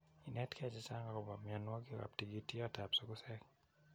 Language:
Kalenjin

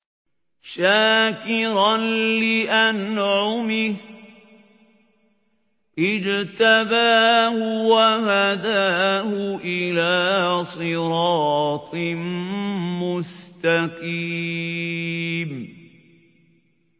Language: Arabic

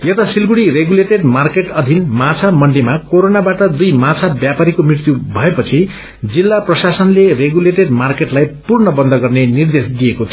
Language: Nepali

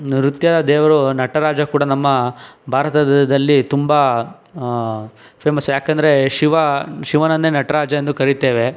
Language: Kannada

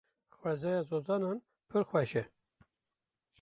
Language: Kurdish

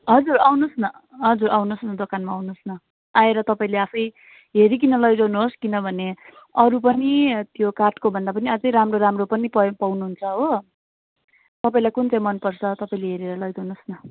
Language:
Nepali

